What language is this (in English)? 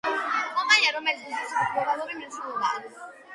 Georgian